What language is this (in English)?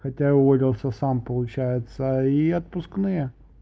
Russian